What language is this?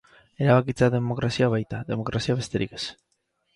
Basque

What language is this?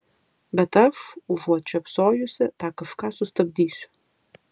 Lithuanian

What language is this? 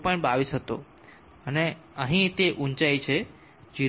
Gujarati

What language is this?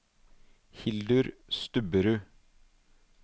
Norwegian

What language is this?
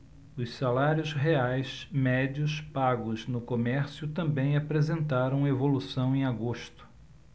Portuguese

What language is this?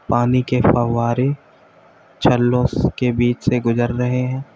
Hindi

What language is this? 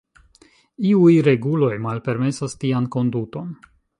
Esperanto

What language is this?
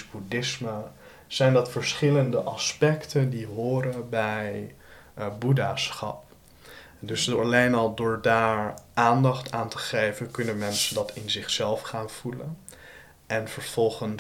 Dutch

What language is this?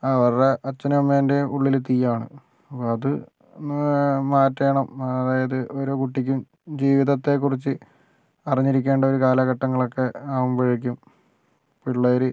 Malayalam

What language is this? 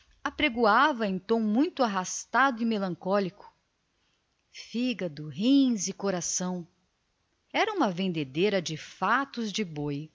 Portuguese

